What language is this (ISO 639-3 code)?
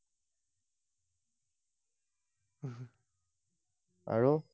asm